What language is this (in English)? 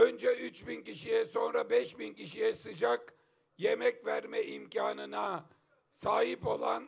Turkish